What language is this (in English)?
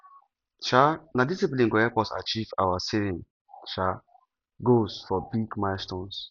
Nigerian Pidgin